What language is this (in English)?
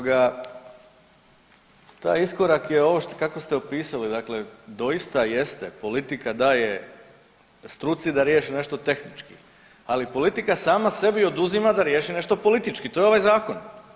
Croatian